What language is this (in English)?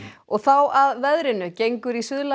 Icelandic